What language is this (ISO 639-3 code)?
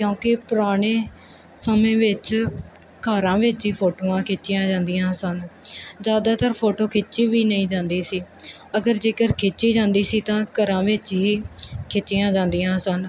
pan